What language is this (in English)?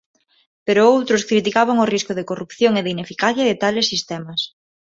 Galician